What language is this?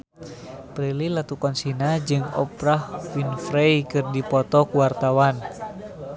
Sundanese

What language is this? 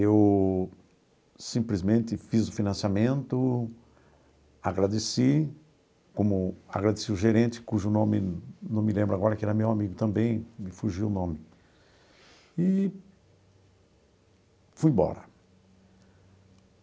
Portuguese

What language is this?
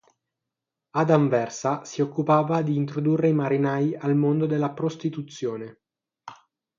Italian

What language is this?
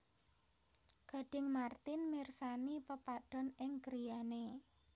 Javanese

